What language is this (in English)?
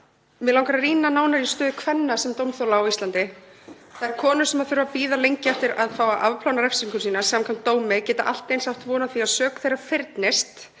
Icelandic